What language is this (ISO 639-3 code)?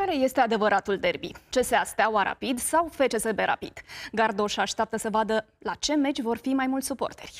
ron